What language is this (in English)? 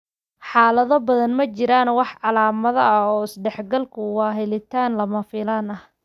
Somali